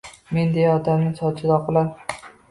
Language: Uzbek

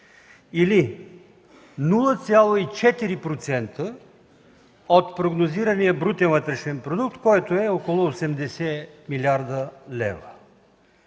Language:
Bulgarian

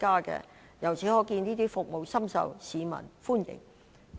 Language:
Cantonese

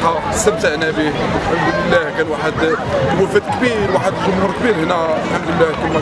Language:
Arabic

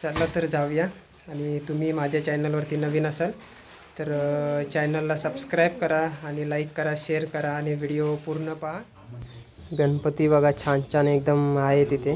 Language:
Marathi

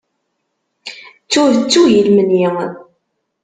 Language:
Kabyle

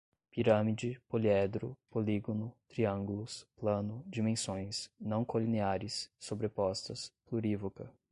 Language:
Portuguese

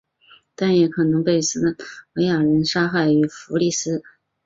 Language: Chinese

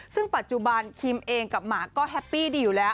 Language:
Thai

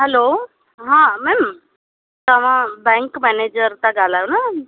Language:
Sindhi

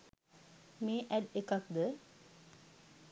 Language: Sinhala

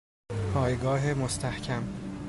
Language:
Persian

